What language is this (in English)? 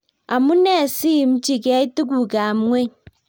Kalenjin